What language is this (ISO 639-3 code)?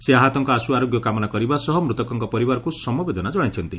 ori